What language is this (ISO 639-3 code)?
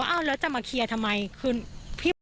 tha